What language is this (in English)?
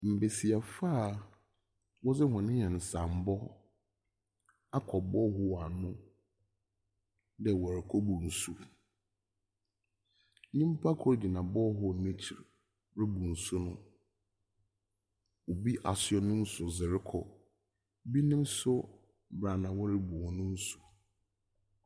Akan